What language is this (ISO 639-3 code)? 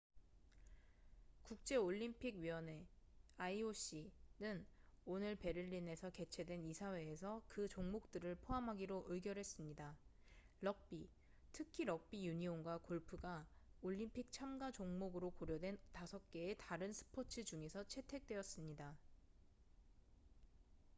kor